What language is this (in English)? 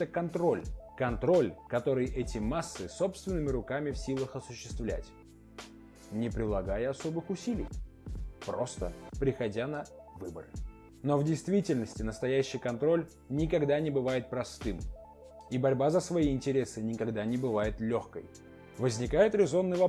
Russian